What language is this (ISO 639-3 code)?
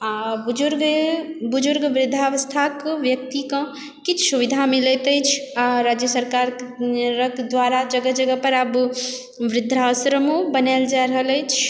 mai